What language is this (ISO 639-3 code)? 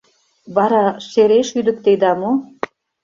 chm